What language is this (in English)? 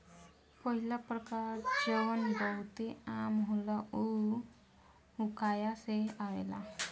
Bhojpuri